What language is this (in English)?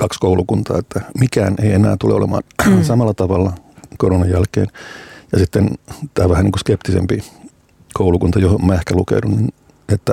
Finnish